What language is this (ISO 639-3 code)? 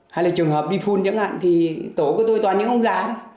vie